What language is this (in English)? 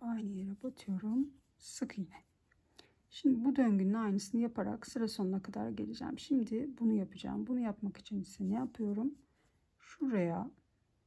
Turkish